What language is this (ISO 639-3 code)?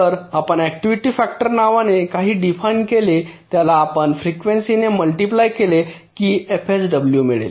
mar